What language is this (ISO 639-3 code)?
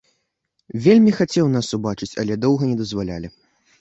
bel